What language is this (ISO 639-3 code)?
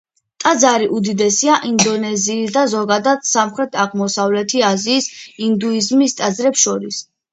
kat